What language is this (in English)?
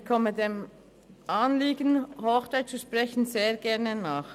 Swiss German